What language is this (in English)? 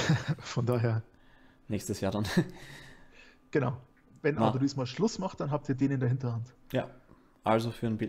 German